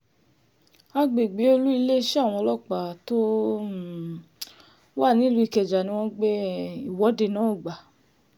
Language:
Yoruba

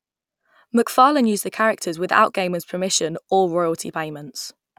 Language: English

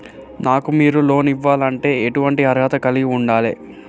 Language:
Telugu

